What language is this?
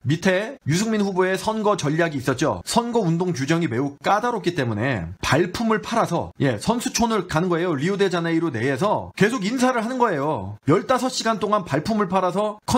Korean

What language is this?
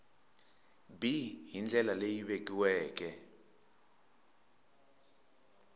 Tsonga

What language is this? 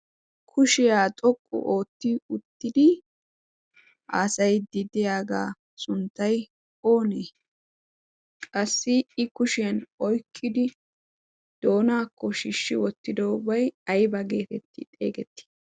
Wolaytta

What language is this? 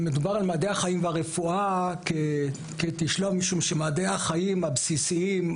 Hebrew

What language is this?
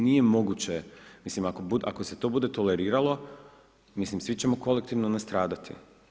Croatian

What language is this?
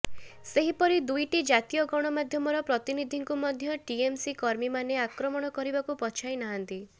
Odia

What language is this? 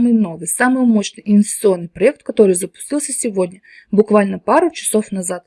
Russian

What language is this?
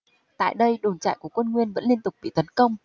Vietnamese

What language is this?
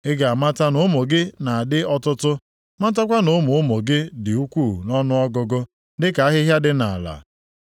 Igbo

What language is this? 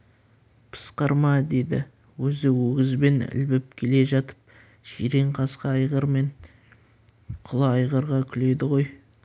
Kazakh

